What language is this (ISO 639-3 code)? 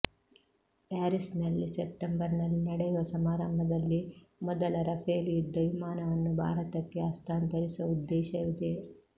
kan